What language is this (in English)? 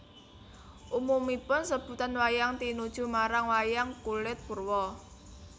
Javanese